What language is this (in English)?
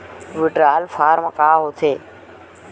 Chhattisgarhi